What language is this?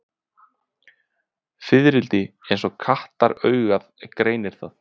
Icelandic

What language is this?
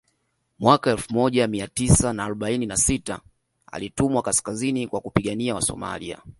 Swahili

